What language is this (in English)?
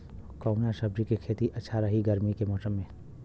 Bhojpuri